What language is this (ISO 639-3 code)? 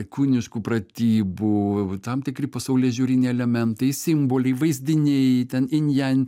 lit